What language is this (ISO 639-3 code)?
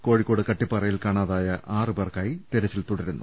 mal